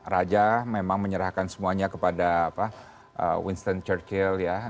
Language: Indonesian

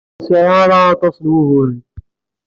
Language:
Kabyle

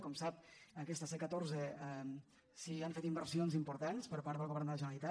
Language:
Catalan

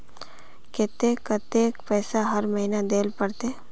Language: Magahi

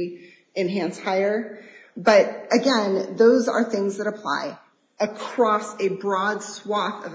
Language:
English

